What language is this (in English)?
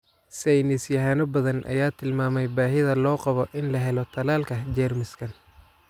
Somali